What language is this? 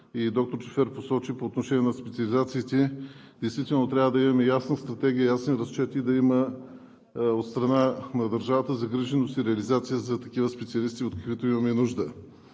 Bulgarian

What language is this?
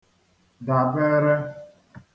Igbo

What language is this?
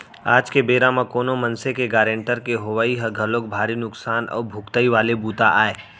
Chhattisgarhi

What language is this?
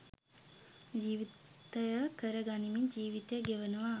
Sinhala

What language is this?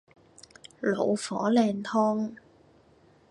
Cantonese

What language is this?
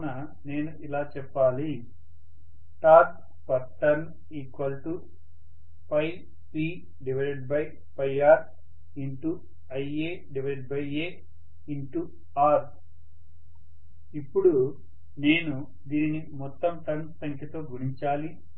Telugu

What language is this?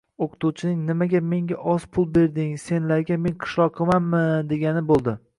Uzbek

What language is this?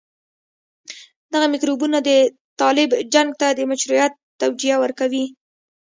Pashto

